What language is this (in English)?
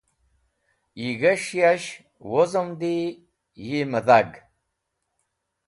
Wakhi